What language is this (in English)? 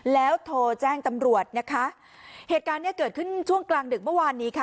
Thai